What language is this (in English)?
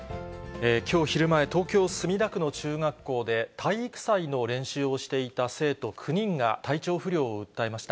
Japanese